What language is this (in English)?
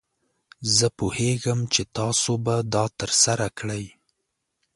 Pashto